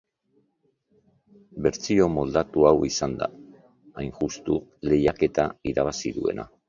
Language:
Basque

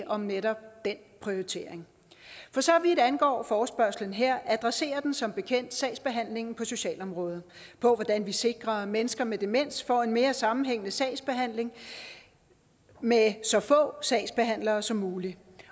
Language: Danish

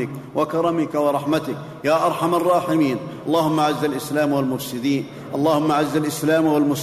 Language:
Arabic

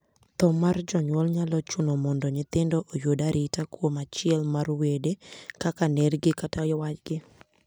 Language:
Luo (Kenya and Tanzania)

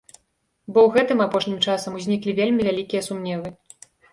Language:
Belarusian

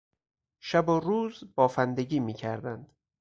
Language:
Persian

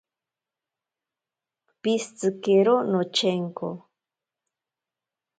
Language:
Ashéninka Perené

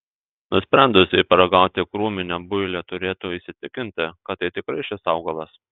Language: Lithuanian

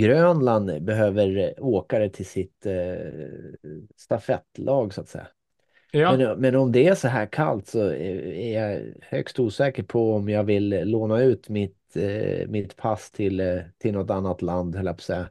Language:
Swedish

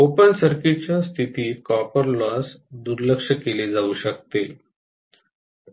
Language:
Marathi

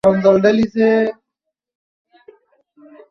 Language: Bangla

